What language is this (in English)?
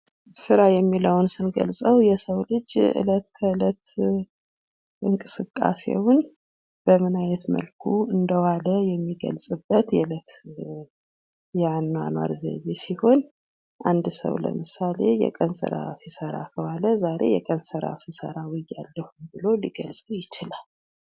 Amharic